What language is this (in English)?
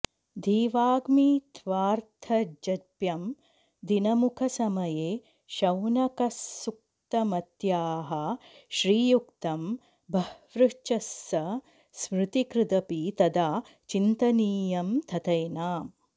Sanskrit